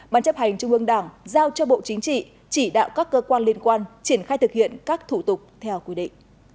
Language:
Vietnamese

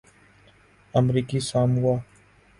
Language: Urdu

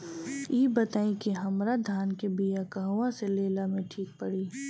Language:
Bhojpuri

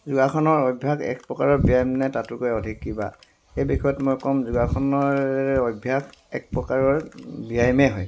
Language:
Assamese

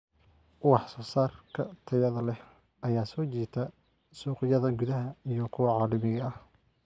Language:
Somali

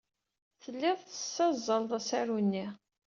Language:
Kabyle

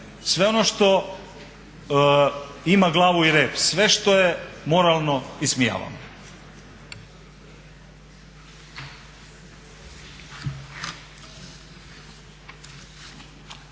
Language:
Croatian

